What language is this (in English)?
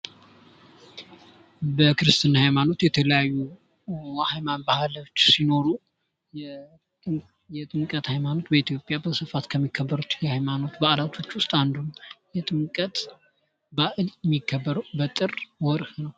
Amharic